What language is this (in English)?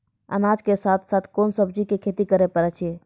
Maithili